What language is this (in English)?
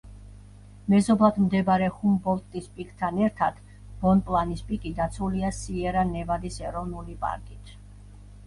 Georgian